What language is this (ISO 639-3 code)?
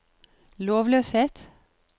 nor